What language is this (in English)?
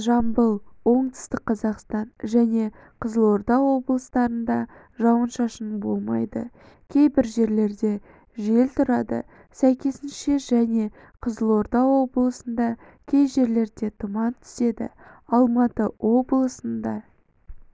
Kazakh